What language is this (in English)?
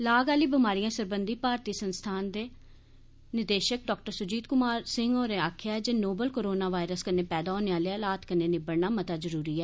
Dogri